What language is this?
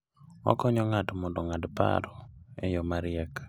Luo (Kenya and Tanzania)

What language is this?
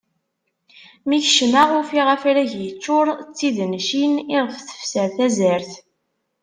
Kabyle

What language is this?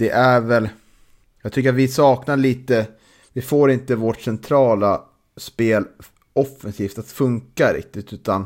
Swedish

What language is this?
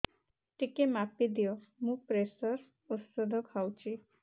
Odia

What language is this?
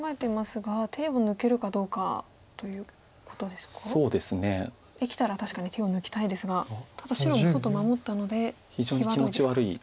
Japanese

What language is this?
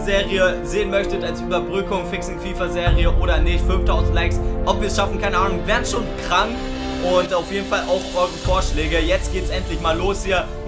German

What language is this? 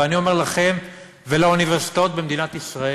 Hebrew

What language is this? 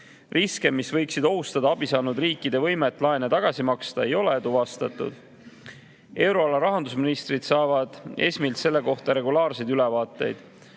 Estonian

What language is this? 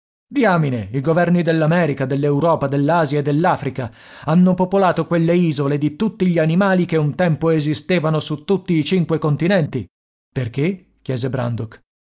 Italian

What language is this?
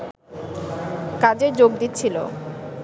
Bangla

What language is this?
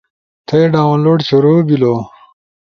Ushojo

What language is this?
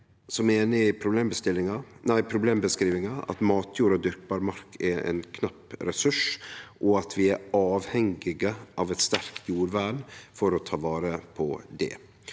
Norwegian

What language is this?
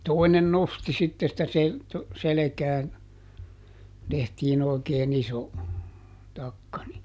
Finnish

